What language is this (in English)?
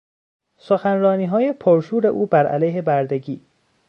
Persian